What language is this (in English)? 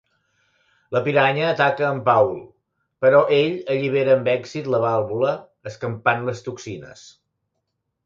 Catalan